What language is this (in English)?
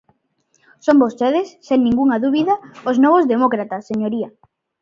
Galician